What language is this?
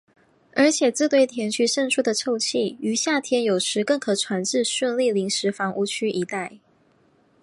Chinese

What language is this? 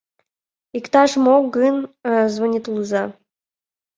Mari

